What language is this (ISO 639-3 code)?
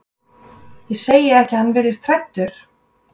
isl